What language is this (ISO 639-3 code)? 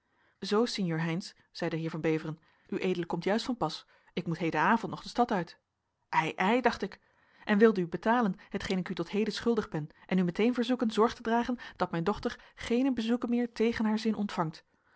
nld